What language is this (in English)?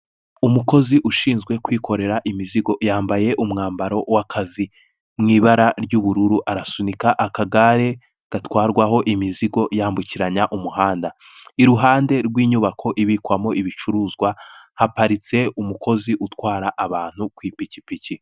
Kinyarwanda